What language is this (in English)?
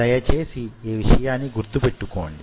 Telugu